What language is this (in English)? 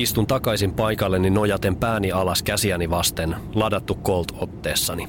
Finnish